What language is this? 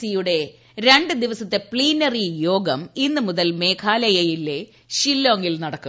Malayalam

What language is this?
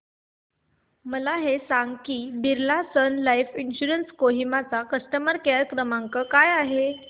Marathi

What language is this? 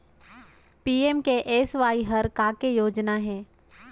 Chhattisgarhi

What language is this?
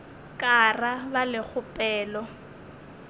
Northern Sotho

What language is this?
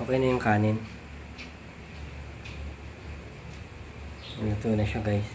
Filipino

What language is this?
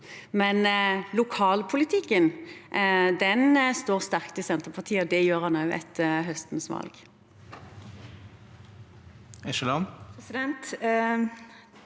Norwegian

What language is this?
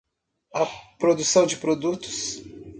Portuguese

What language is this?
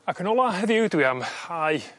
Welsh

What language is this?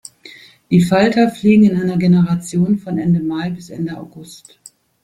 German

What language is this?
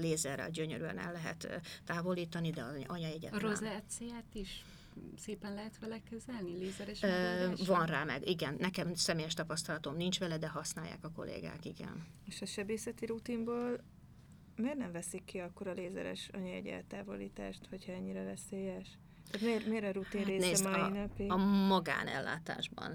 Hungarian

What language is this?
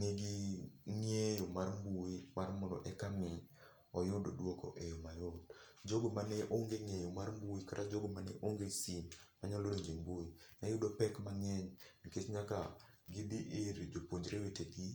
Luo (Kenya and Tanzania)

